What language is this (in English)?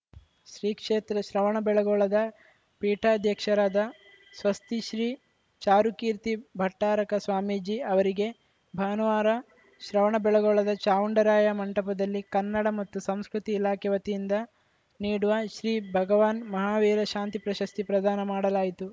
Kannada